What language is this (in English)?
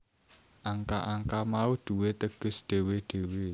Javanese